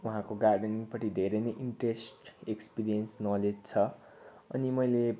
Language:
Nepali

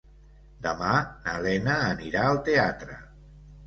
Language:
Catalan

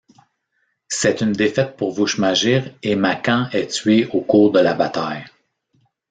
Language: French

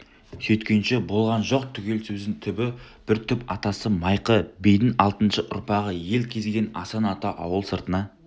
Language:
Kazakh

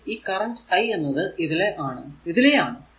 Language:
Malayalam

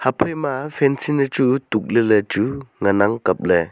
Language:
Wancho Naga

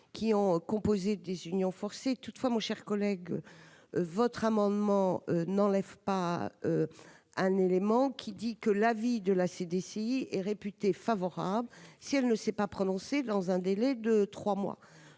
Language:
French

